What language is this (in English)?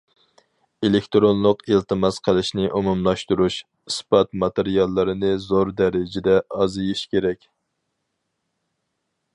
Uyghur